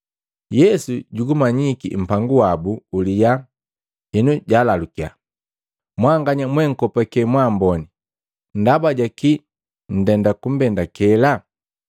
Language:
Matengo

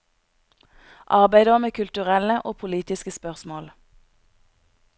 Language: Norwegian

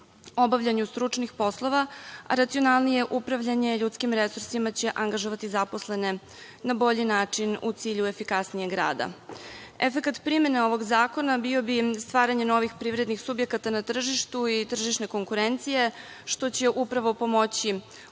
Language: Serbian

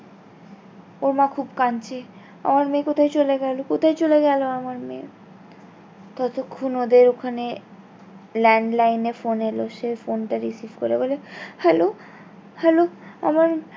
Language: Bangla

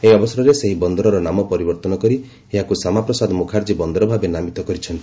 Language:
Odia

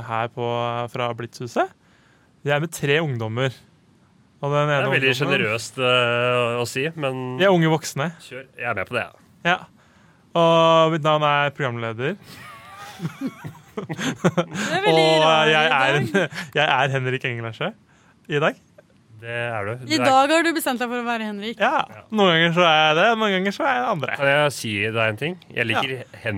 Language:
Danish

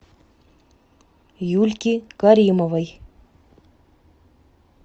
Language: Russian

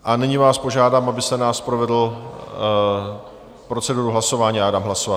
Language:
Czech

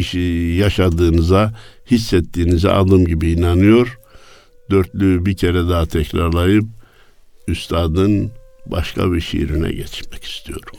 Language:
Turkish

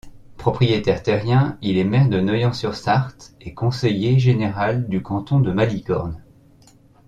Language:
French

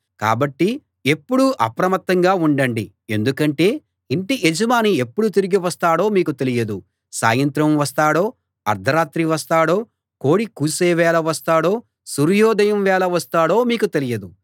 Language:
Telugu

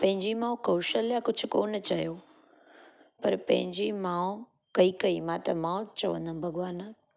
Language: Sindhi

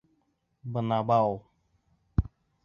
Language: Bashkir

